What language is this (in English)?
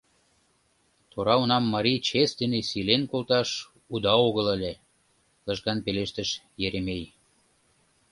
Mari